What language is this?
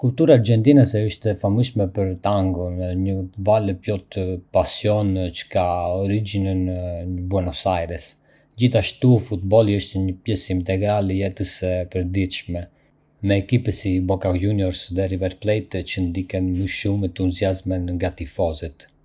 Arbëreshë Albanian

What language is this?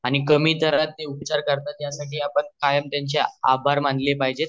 Marathi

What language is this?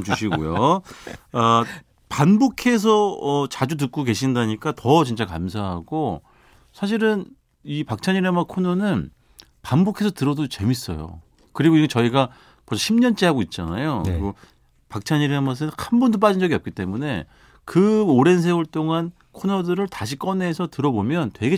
Korean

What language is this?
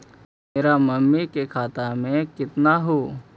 Magahi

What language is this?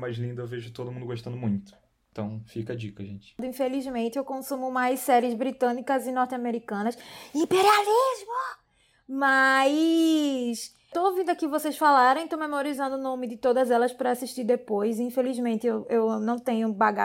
Portuguese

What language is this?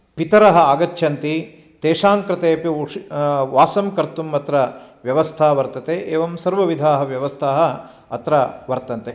Sanskrit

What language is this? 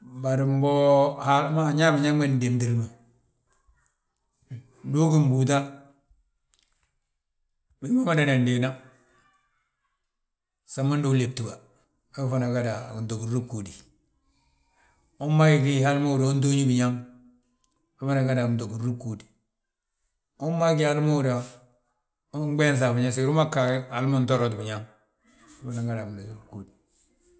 Balanta-Ganja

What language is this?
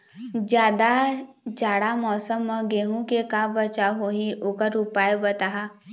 Chhattisgarhi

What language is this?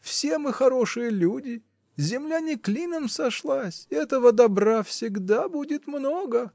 Russian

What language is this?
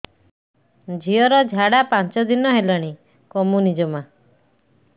Odia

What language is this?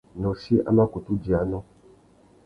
Tuki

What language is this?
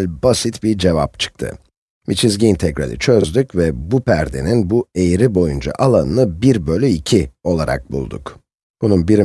Turkish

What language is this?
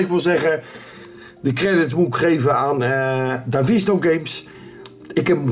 Dutch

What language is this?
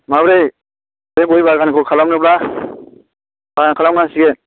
Bodo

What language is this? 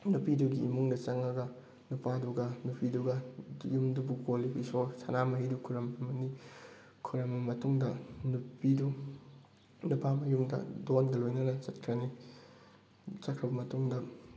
Manipuri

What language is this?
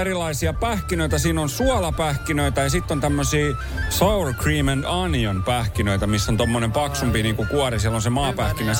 Finnish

